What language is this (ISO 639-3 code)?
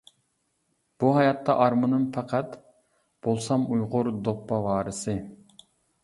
uig